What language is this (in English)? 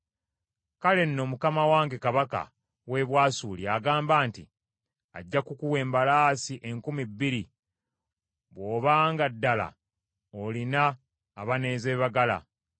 Ganda